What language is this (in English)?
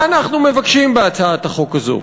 Hebrew